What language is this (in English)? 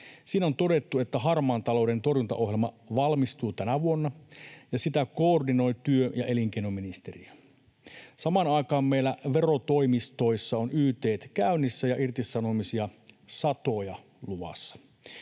Finnish